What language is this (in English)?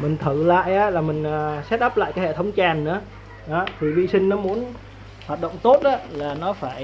Vietnamese